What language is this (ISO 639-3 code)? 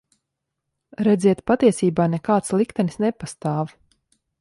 lav